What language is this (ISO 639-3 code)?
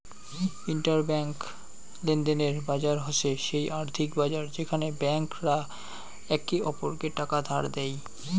ben